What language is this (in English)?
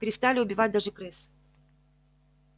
Russian